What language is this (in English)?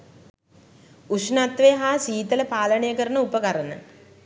Sinhala